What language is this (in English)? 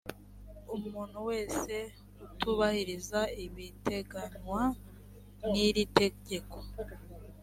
Kinyarwanda